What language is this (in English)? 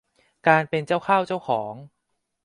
Thai